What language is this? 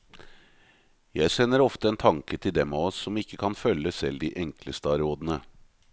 Norwegian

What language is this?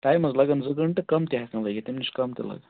Kashmiri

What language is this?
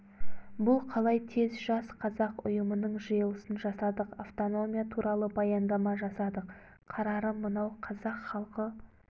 Kazakh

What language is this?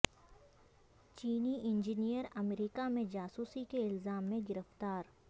Urdu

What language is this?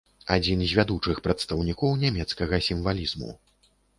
Belarusian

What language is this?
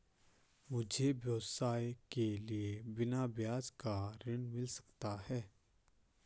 Hindi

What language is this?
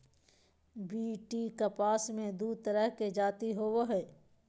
Magahi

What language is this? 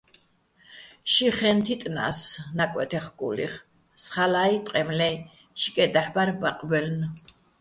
Bats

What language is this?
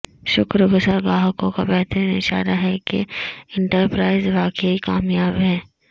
Urdu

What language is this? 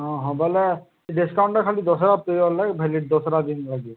Odia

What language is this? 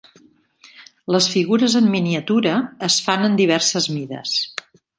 Catalan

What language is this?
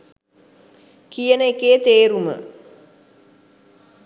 Sinhala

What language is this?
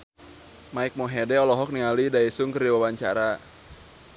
Sundanese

